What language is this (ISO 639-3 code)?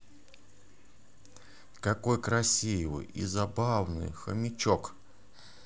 rus